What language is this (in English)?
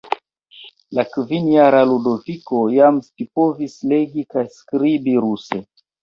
Esperanto